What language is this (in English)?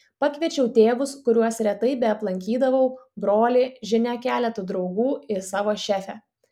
Lithuanian